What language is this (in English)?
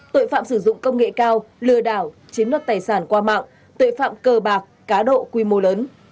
Vietnamese